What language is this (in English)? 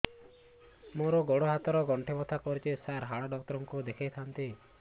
Odia